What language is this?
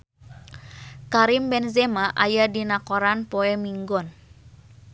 Sundanese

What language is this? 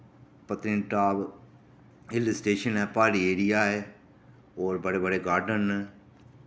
Dogri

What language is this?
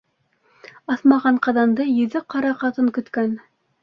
Bashkir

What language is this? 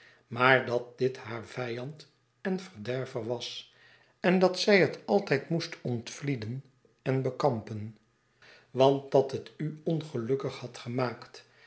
Dutch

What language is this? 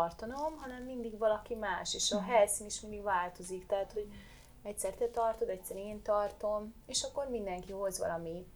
Hungarian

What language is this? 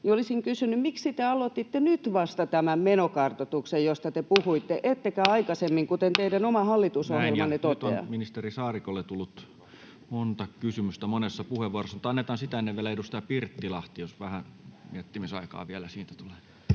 Finnish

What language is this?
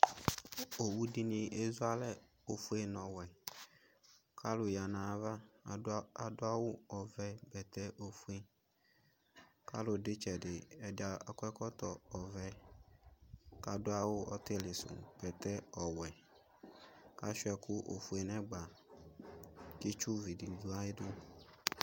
Ikposo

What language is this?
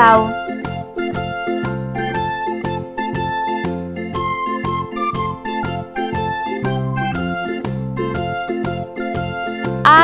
Indonesian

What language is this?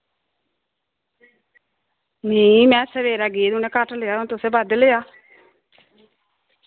Dogri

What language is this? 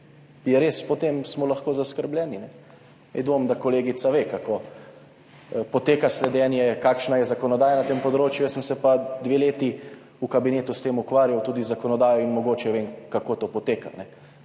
Slovenian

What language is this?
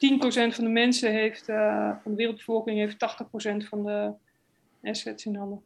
Dutch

